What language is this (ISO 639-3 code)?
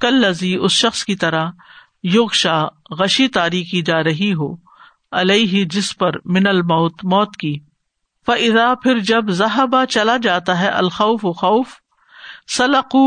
urd